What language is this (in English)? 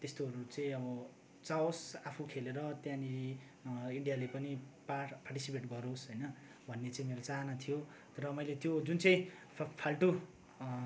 Nepali